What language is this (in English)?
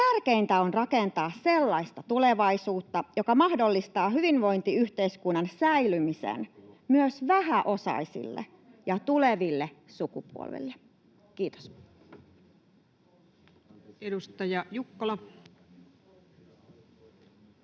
Finnish